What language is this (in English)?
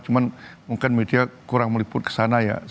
Indonesian